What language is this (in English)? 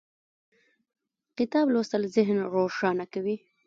Pashto